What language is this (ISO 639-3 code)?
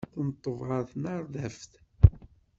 kab